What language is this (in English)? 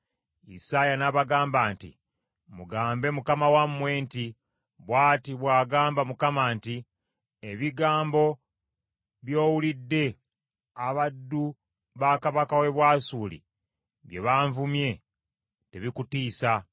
Ganda